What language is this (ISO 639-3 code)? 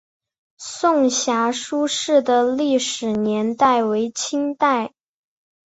zho